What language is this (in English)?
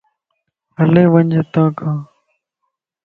Lasi